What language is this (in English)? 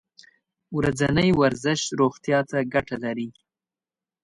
Pashto